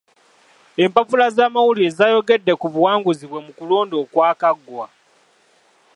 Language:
Ganda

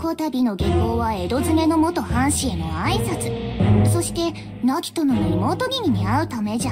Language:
Japanese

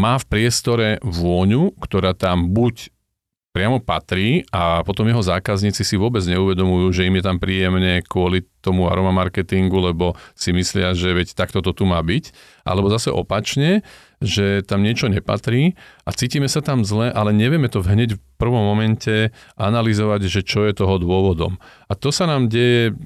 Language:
Slovak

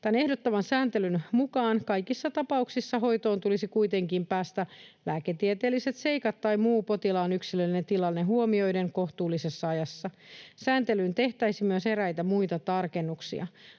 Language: Finnish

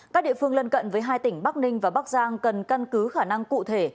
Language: Vietnamese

